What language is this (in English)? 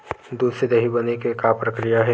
Chhattisgarhi